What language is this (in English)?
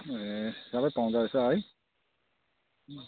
Nepali